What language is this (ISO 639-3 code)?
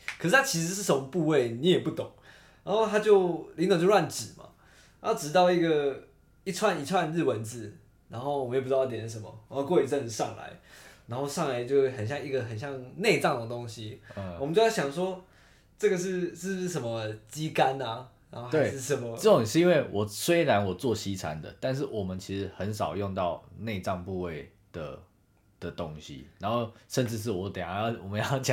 zho